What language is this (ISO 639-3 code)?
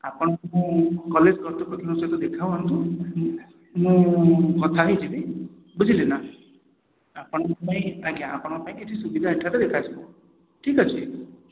ori